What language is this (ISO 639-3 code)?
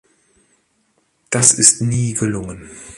deu